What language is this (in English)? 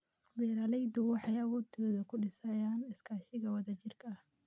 Somali